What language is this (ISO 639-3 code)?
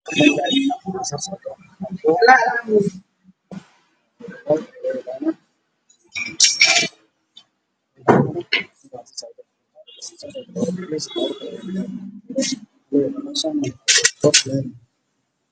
som